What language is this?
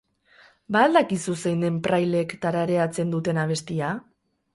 Basque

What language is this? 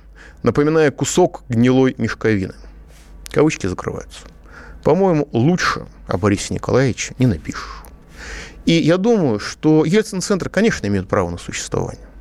Russian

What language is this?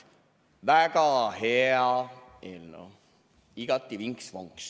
Estonian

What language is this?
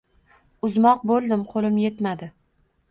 Uzbek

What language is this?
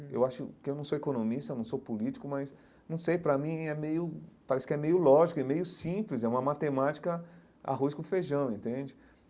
Portuguese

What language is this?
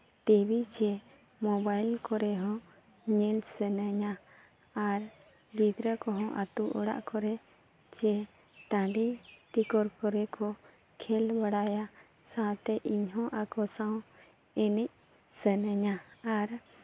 Santali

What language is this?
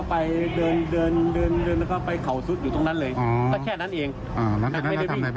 Thai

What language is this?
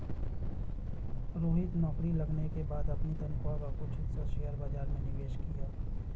Hindi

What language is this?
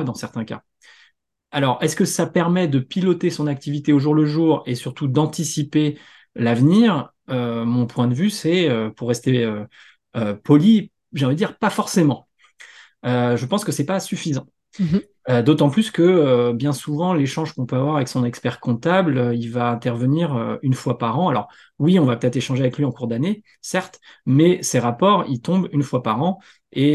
French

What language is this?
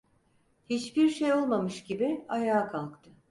Turkish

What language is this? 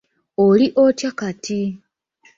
Ganda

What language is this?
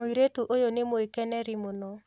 Kikuyu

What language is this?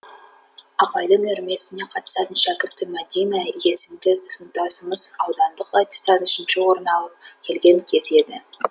Kazakh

